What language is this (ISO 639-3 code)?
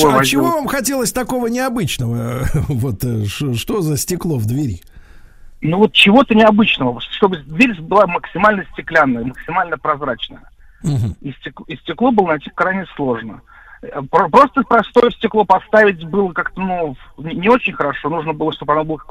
rus